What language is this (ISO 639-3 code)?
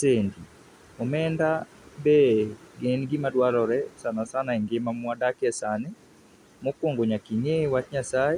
luo